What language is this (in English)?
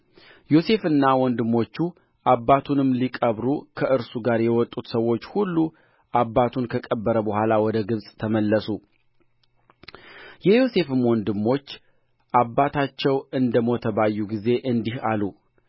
Amharic